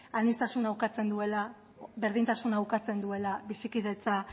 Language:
Basque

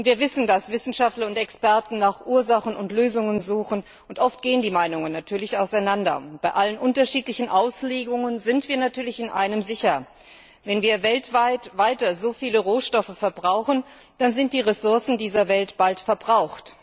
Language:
German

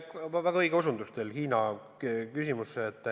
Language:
Estonian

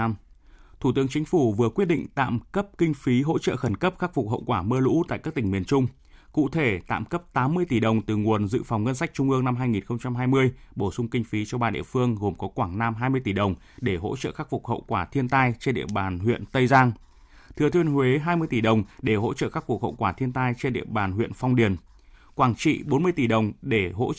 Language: Vietnamese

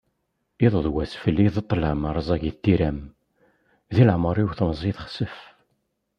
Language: Kabyle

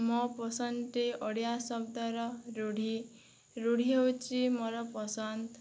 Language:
Odia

